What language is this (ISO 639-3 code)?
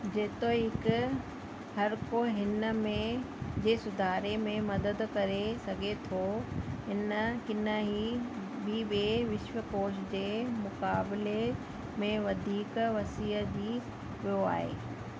snd